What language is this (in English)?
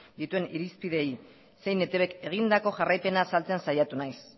Basque